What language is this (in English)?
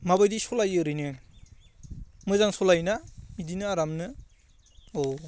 Bodo